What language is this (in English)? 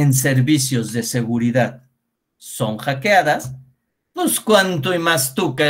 Spanish